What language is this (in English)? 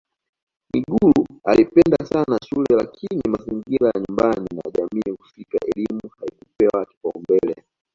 Swahili